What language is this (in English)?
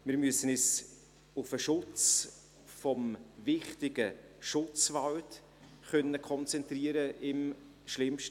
Swiss German